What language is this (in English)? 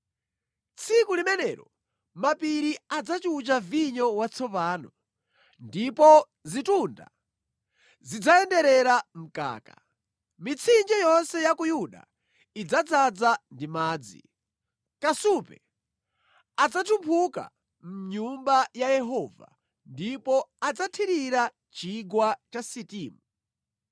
Nyanja